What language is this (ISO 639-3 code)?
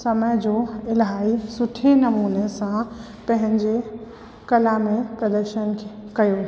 snd